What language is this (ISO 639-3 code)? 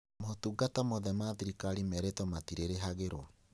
kik